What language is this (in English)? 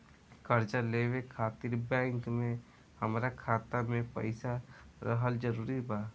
Bhojpuri